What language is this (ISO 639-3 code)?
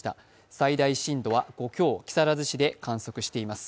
jpn